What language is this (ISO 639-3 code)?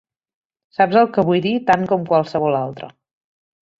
cat